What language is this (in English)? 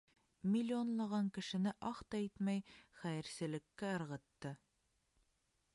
Bashkir